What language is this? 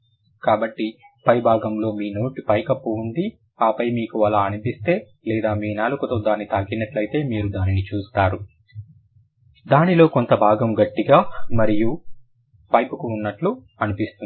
Telugu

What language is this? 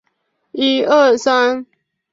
Chinese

